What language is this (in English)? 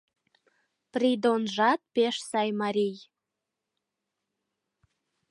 Mari